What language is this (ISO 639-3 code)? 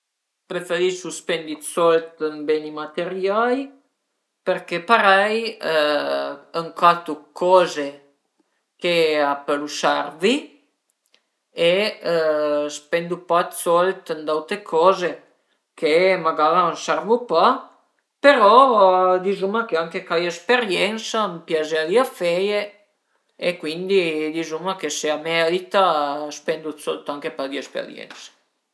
pms